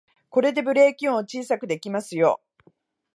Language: Japanese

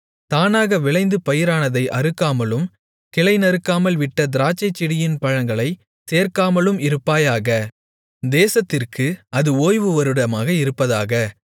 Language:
Tamil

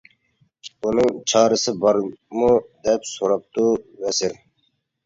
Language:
Uyghur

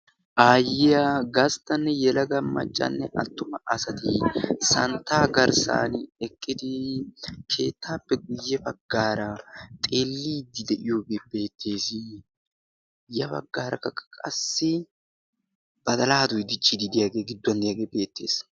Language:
Wolaytta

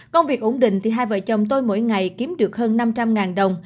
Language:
Vietnamese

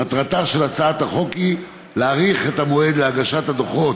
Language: Hebrew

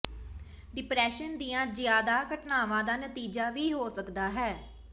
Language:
Punjabi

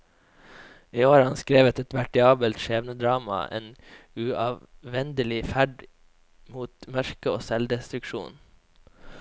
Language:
Norwegian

